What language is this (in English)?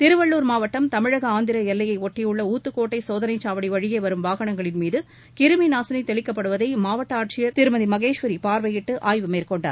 Tamil